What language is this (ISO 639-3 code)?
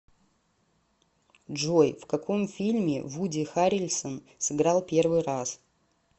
rus